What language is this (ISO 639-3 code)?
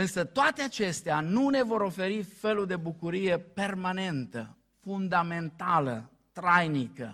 ron